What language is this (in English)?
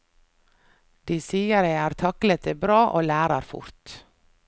Norwegian